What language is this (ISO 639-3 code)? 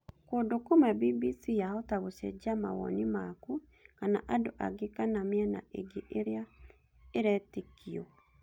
kik